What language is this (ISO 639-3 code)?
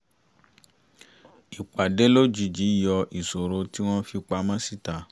yor